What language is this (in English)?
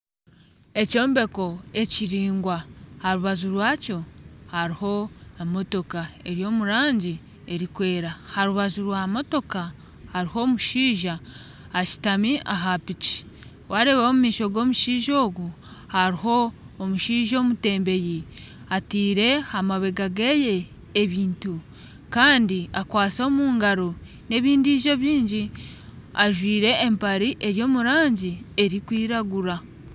Nyankole